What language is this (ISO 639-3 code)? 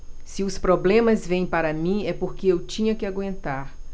por